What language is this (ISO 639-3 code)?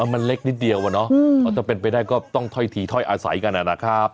tha